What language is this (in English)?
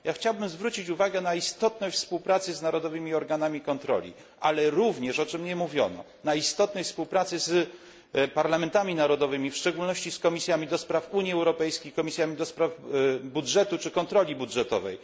Polish